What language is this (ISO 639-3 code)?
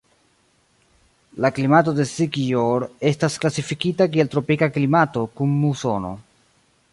epo